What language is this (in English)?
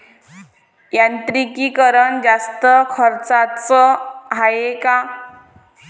Marathi